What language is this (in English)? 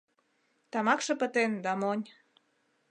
Mari